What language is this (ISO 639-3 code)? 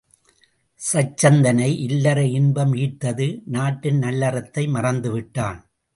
tam